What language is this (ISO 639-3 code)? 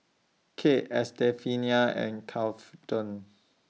eng